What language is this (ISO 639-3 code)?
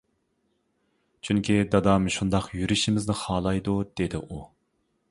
uig